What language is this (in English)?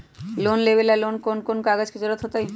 Magahi